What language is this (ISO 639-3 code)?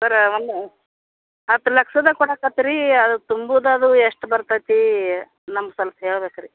kan